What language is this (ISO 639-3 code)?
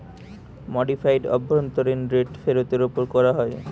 ben